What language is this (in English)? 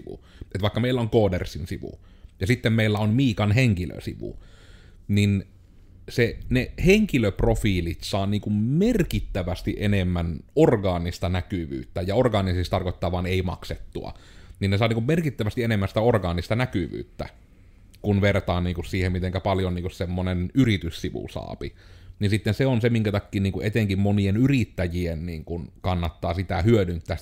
Finnish